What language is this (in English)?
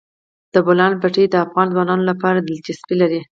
Pashto